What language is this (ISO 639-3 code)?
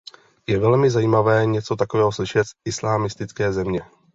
ces